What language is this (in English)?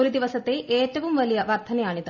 Malayalam